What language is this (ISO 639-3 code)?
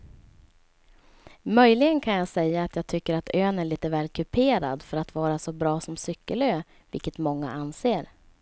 swe